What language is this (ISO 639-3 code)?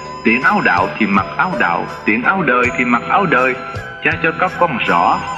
vie